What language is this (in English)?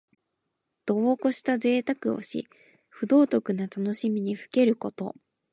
Japanese